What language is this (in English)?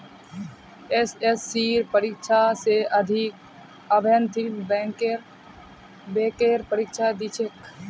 Magahi